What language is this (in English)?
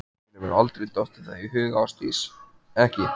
Icelandic